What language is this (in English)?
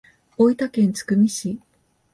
Japanese